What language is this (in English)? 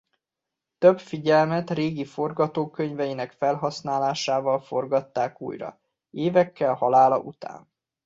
Hungarian